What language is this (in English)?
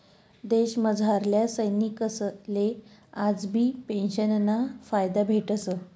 Marathi